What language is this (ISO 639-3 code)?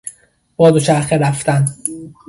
fas